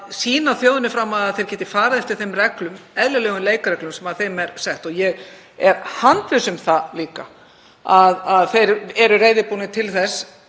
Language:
Icelandic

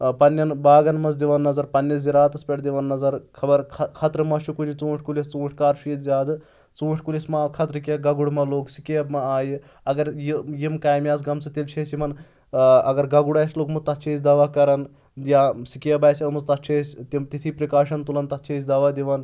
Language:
Kashmiri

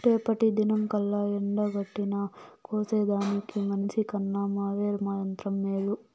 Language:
Telugu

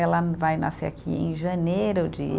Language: Portuguese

